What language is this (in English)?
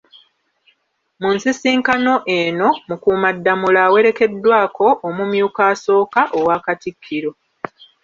Ganda